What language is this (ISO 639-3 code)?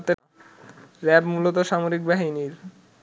ben